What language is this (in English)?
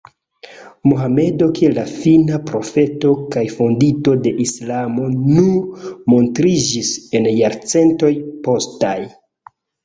Esperanto